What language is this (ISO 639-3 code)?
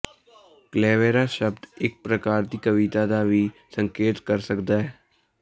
pan